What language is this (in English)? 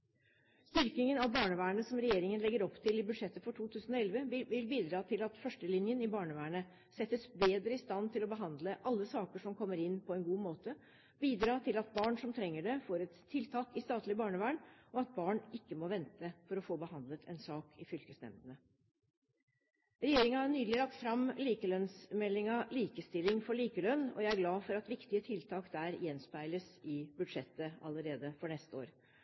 Norwegian Bokmål